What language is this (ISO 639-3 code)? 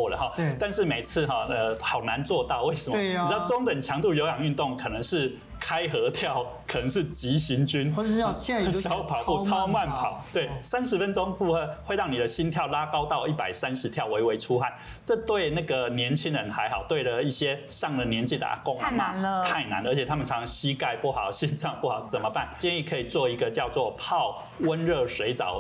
zho